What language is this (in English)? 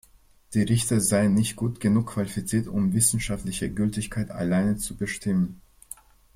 German